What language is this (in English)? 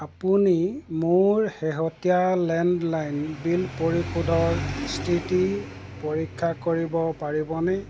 Assamese